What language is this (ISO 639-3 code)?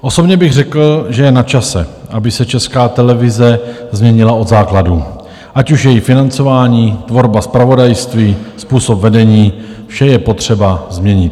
ces